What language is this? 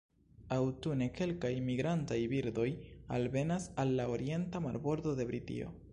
Esperanto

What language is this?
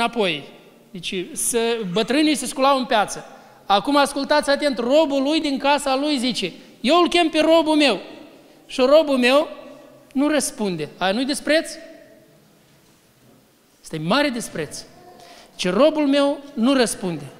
Romanian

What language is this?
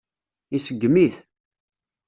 Kabyle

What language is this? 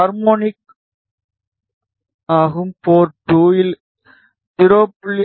Tamil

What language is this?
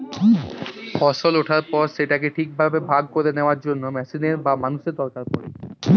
Bangla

